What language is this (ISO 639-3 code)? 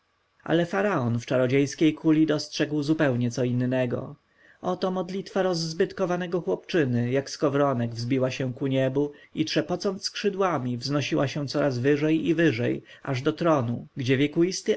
pol